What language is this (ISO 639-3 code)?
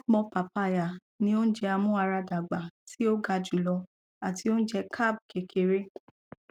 yor